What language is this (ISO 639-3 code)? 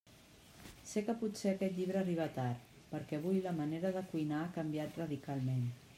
cat